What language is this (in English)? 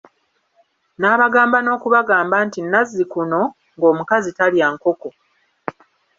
Ganda